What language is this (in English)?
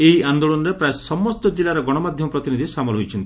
Odia